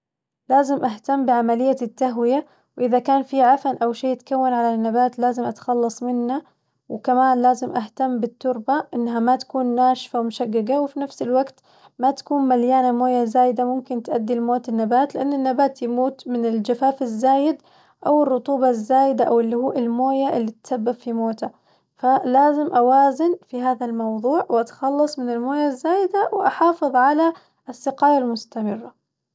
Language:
Najdi Arabic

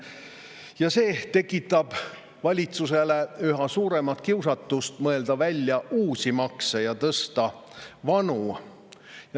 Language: Estonian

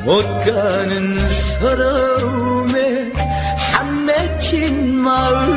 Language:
Korean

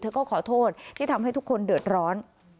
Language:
Thai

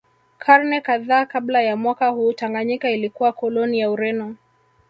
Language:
Swahili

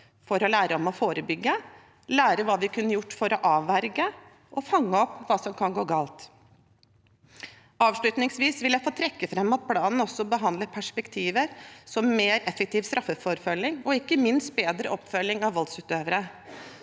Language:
Norwegian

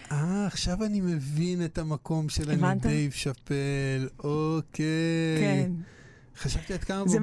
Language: Hebrew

